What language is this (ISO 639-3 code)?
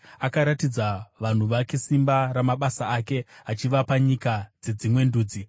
sna